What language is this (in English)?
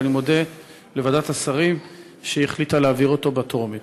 Hebrew